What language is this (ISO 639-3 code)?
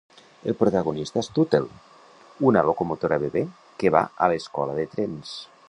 cat